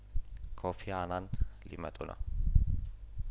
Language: Amharic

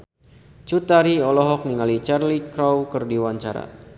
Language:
Sundanese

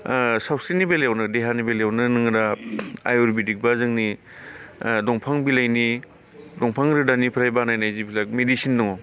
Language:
Bodo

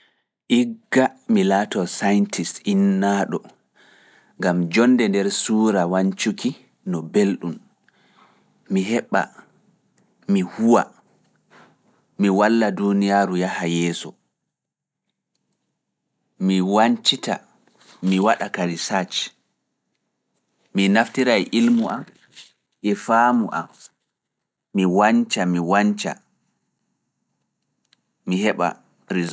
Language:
Fula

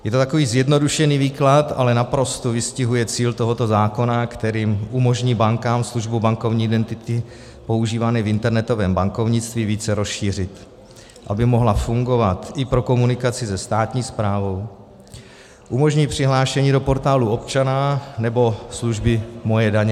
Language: Czech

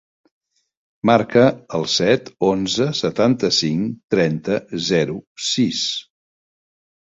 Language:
Catalan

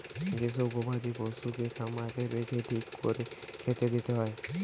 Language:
Bangla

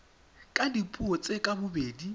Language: Tswana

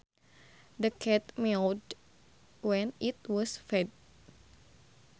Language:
Sundanese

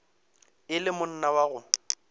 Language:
Northern Sotho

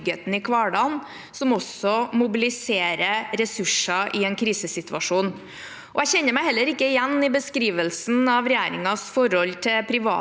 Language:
Norwegian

